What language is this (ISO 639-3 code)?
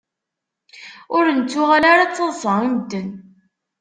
kab